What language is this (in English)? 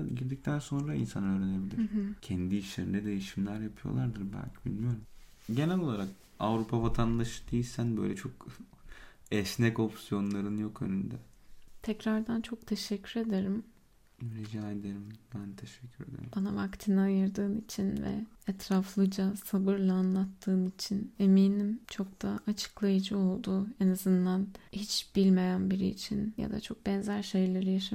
Turkish